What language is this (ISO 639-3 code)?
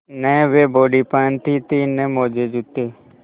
hin